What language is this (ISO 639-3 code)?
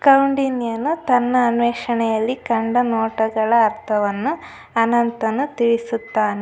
kan